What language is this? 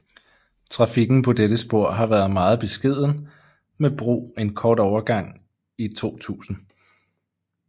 Danish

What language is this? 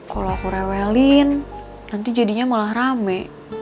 Indonesian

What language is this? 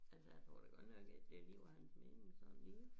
Danish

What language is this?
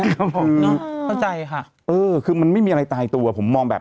Thai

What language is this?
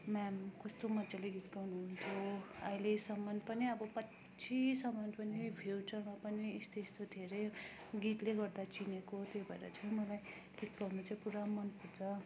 Nepali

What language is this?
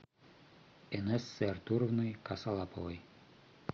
Russian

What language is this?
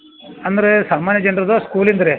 Kannada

